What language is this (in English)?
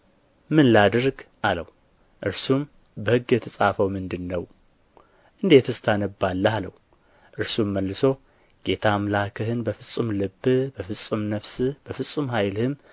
Amharic